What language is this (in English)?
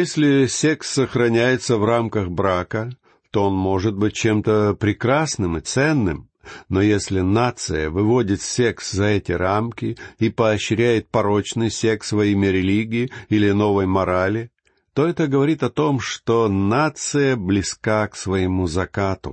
Russian